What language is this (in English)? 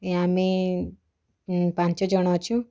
Odia